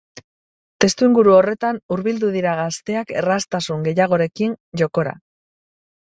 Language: Basque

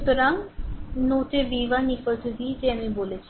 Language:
Bangla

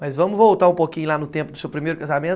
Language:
Portuguese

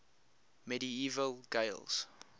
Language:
English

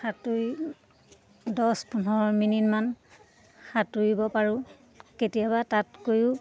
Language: Assamese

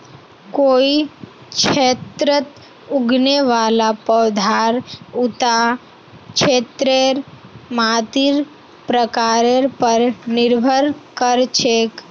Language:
Magahi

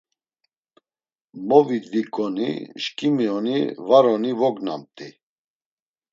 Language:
Laz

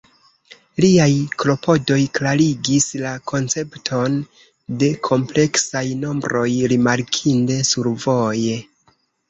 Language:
Esperanto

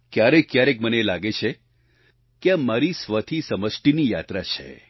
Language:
Gujarati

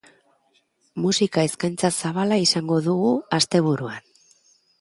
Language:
Basque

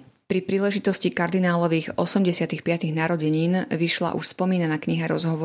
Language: Slovak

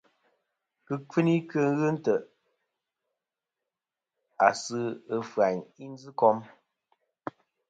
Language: Kom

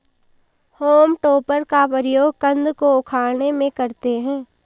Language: Hindi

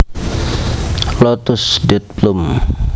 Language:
Javanese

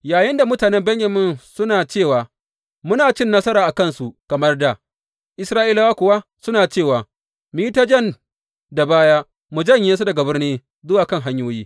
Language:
Hausa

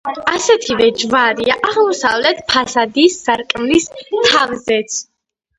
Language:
Georgian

